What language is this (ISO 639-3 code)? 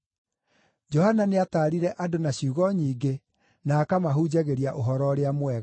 kik